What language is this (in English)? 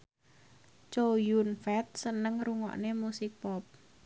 Javanese